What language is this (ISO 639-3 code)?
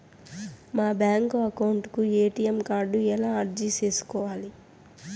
tel